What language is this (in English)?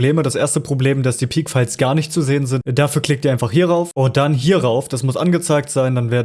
German